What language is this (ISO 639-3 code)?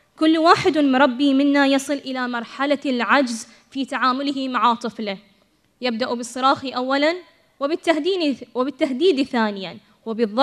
ara